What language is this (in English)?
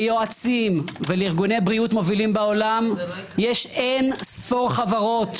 Hebrew